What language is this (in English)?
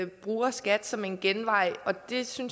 Danish